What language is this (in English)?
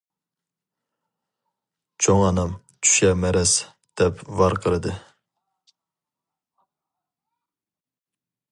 Uyghur